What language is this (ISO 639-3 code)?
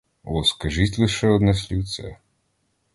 ukr